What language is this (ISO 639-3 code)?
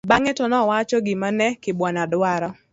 luo